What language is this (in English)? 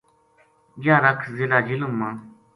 Gujari